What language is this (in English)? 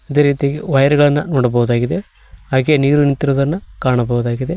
Kannada